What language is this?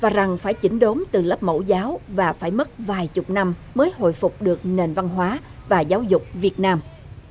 Vietnamese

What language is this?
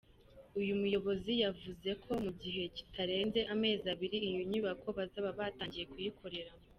Kinyarwanda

